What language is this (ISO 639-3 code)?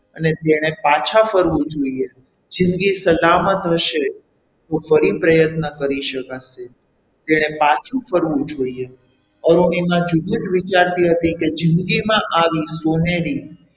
guj